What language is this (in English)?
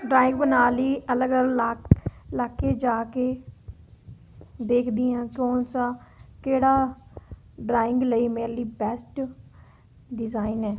Punjabi